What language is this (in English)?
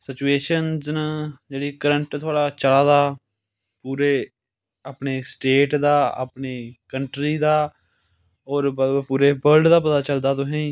Dogri